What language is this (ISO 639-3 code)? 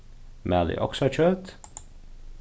fao